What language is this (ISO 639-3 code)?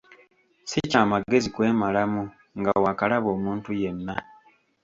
lug